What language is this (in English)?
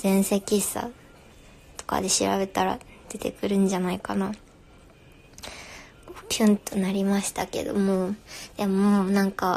Japanese